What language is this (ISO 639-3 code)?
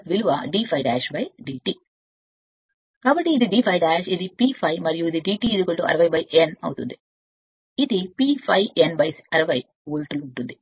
tel